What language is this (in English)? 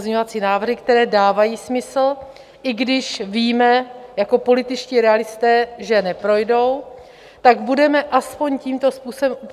Czech